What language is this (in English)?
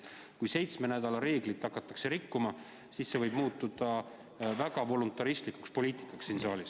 Estonian